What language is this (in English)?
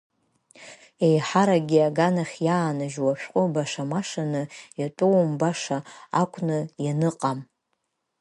Abkhazian